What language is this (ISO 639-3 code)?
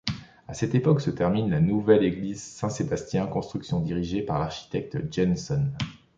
fra